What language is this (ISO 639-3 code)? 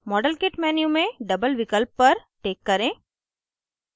hin